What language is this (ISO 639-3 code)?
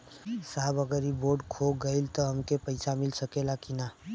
bho